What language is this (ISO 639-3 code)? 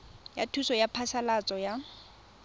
tsn